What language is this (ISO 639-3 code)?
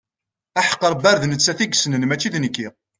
kab